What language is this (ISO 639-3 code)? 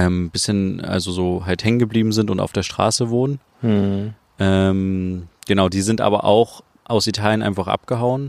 deu